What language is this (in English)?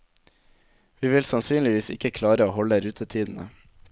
Norwegian